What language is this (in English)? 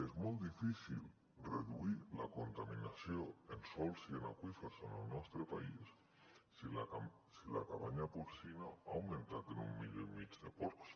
Catalan